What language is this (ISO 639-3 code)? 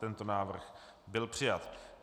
ces